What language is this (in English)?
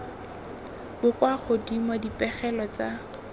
Tswana